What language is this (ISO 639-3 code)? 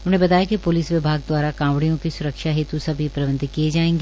hin